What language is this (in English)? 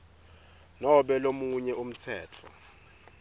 Swati